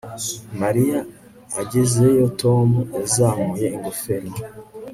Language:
Kinyarwanda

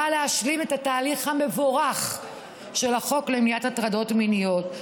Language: Hebrew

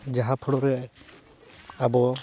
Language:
Santali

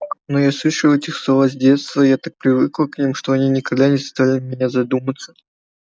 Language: Russian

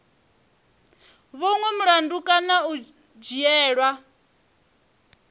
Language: Venda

